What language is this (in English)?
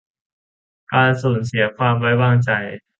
Thai